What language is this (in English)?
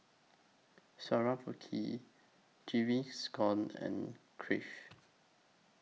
English